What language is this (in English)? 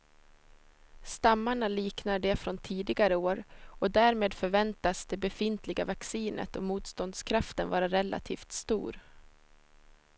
Swedish